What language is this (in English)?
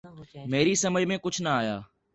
Urdu